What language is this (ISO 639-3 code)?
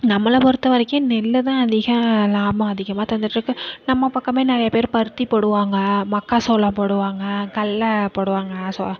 tam